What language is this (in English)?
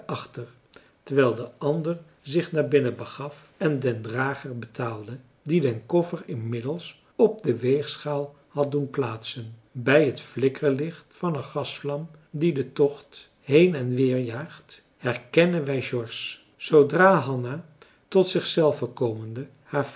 Dutch